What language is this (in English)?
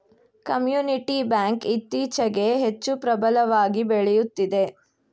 Kannada